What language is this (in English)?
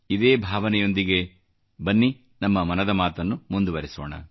Kannada